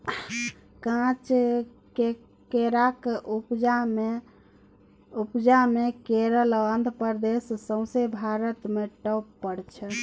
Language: Maithili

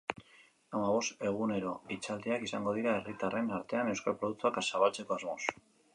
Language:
Basque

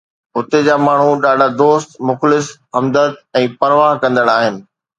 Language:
Sindhi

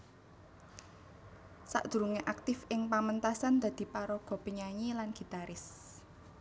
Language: Javanese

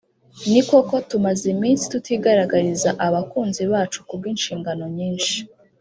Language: Kinyarwanda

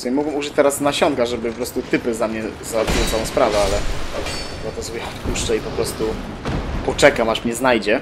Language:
Polish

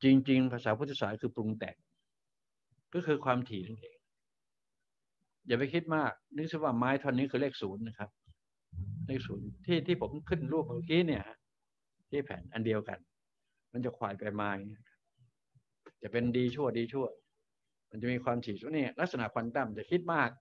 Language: Thai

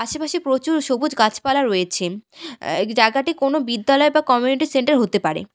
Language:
Bangla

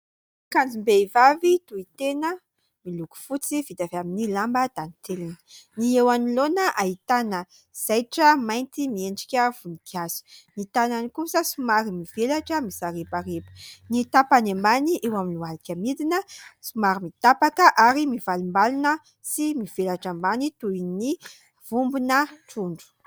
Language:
Malagasy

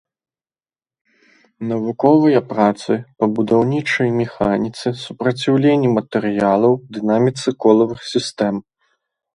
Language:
Belarusian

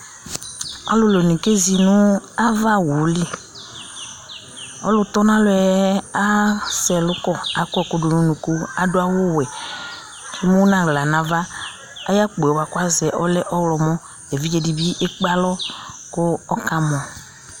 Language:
Ikposo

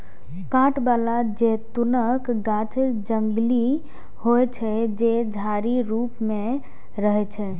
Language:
Maithili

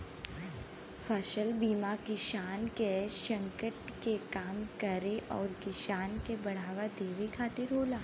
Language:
Bhojpuri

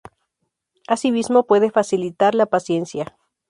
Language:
Spanish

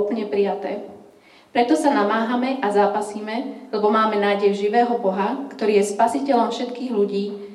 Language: Slovak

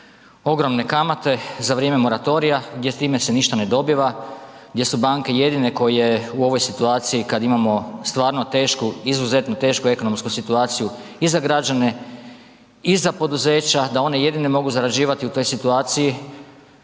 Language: Croatian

